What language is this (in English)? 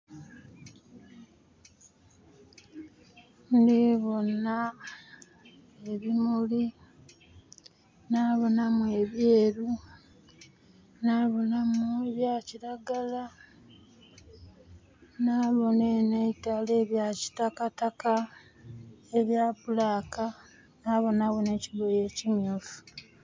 Soga